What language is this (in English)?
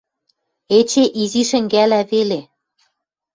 Western Mari